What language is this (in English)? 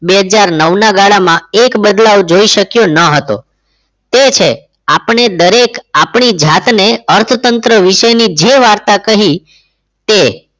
Gujarati